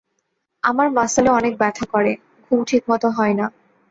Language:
Bangla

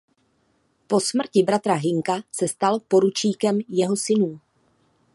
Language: Czech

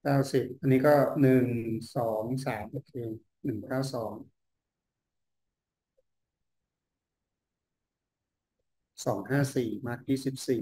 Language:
Thai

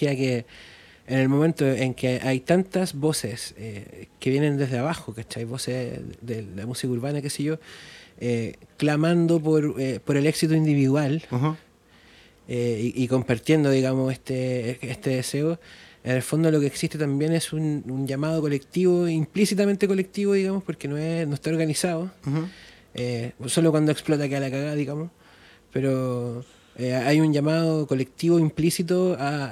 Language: Spanish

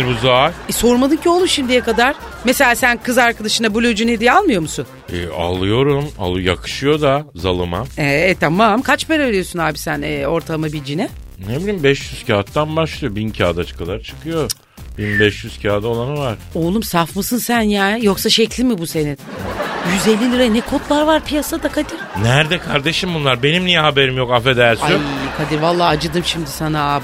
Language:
Turkish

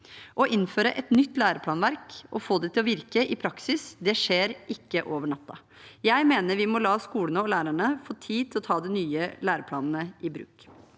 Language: Norwegian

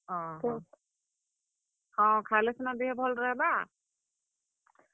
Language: Odia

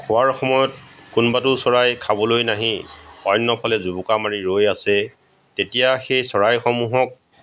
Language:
Assamese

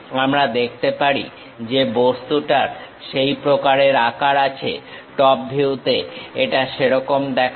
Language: Bangla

